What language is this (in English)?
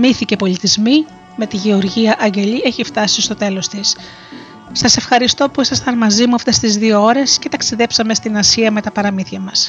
Greek